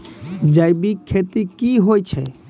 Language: Maithili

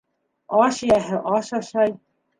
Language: Bashkir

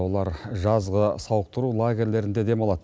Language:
Kazakh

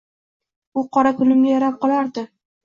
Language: Uzbek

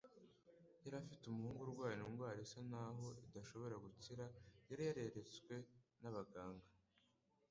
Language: Kinyarwanda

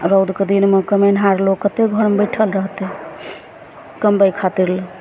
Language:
Maithili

